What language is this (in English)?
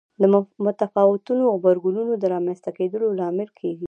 Pashto